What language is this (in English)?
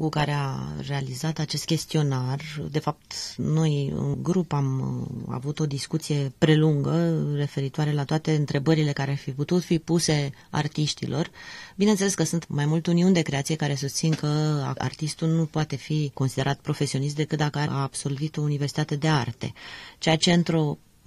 Romanian